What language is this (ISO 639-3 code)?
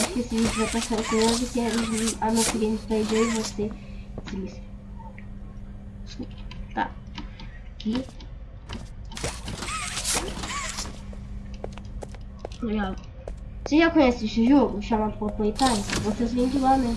por